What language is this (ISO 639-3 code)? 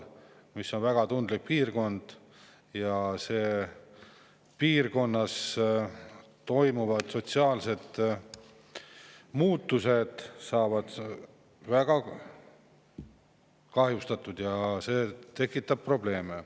est